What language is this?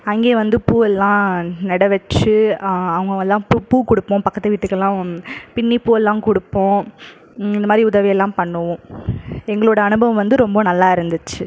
Tamil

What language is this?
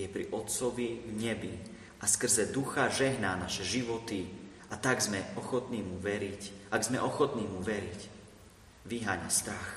Slovak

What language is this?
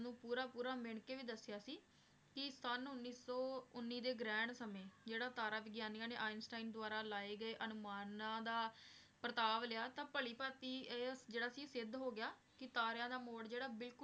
Punjabi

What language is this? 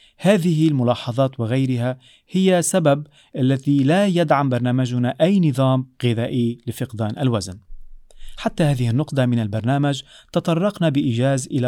Arabic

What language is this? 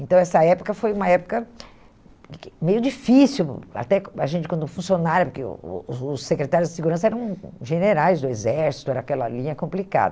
Portuguese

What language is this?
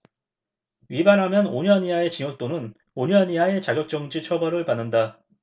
Korean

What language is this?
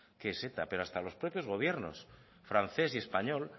Spanish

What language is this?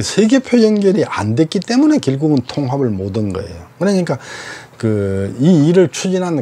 Korean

